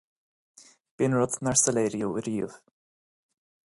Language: Irish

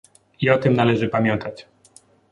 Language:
Polish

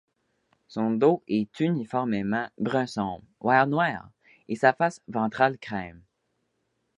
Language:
French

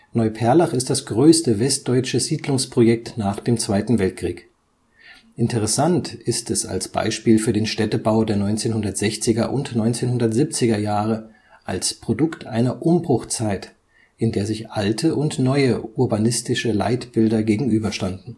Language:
German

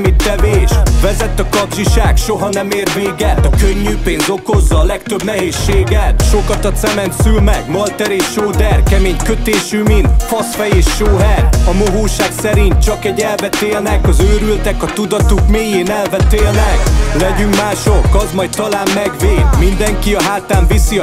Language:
Hungarian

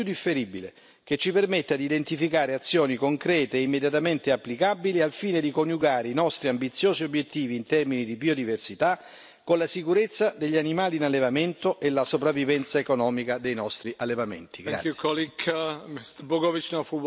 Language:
Italian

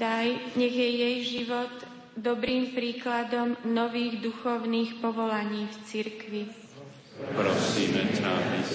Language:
Slovak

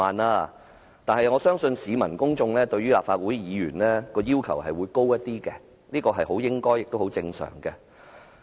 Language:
Cantonese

